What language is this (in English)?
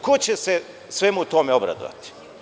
Serbian